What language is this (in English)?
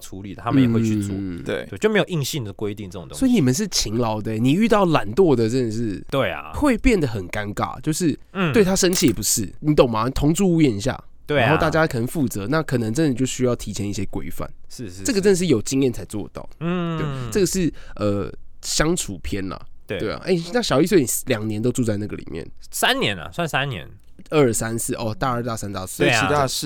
Chinese